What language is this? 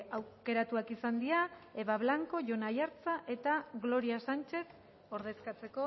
Basque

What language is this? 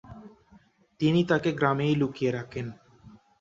Bangla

